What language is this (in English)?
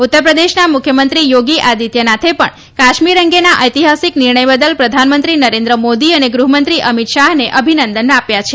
Gujarati